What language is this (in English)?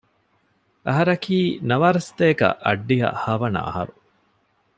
Divehi